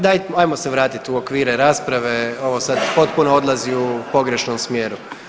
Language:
Croatian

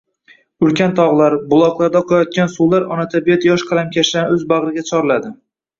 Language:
Uzbek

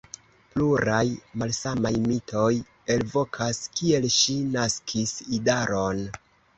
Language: Esperanto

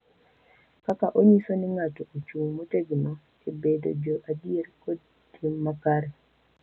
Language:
Luo (Kenya and Tanzania)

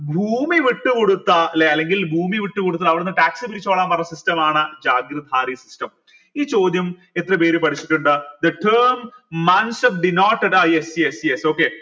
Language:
Malayalam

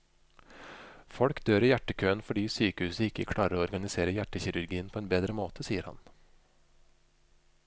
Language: Norwegian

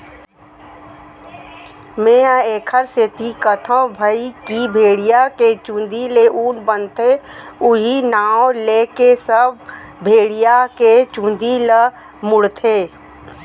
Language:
Chhattisgarhi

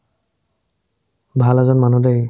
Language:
Assamese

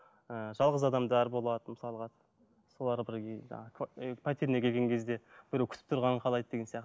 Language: Kazakh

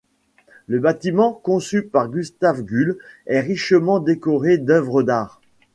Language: French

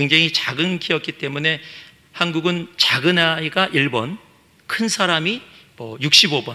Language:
Korean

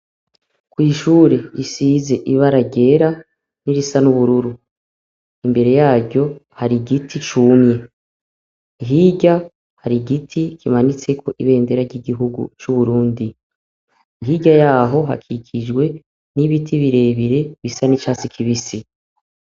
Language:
Rundi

